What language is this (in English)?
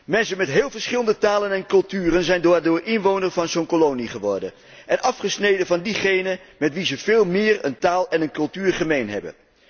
Dutch